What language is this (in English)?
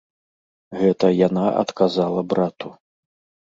Belarusian